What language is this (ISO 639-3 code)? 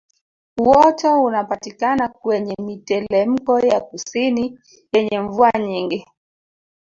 swa